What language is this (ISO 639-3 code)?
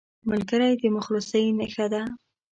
pus